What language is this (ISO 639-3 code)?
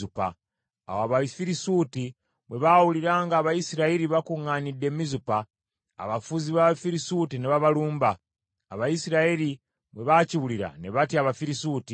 lug